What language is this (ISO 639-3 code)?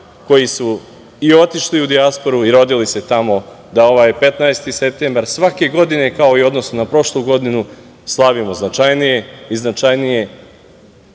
srp